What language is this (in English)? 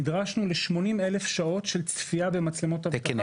Hebrew